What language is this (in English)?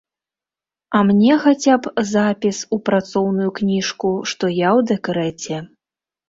Belarusian